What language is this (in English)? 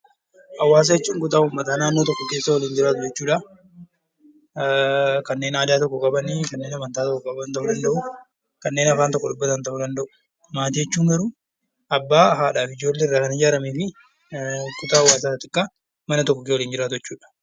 Oromo